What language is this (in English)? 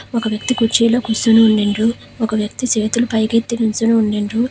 Telugu